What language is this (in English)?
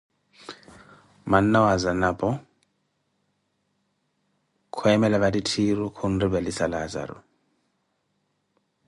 Koti